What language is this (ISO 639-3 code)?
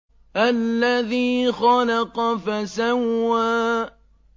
ara